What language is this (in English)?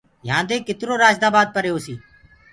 Gurgula